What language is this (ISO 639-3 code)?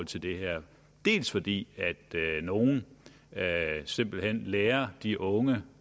dan